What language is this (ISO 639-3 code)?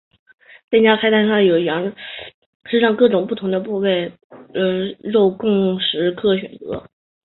zho